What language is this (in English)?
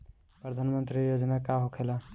Bhojpuri